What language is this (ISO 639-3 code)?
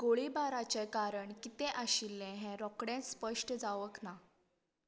kok